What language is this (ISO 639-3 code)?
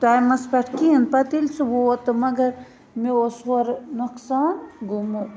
kas